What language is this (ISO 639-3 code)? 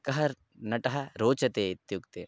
san